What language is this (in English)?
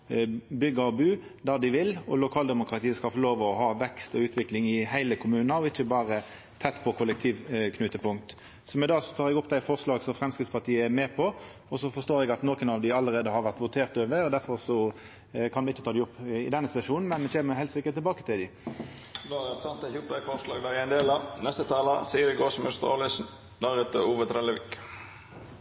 Norwegian